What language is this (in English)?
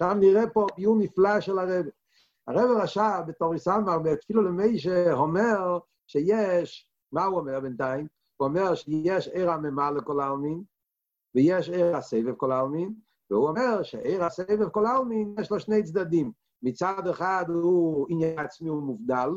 Hebrew